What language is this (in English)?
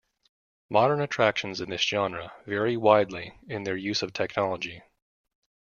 English